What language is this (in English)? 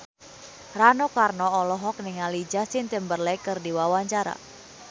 Sundanese